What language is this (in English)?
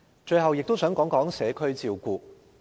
Cantonese